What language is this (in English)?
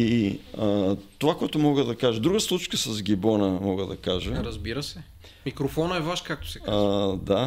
Bulgarian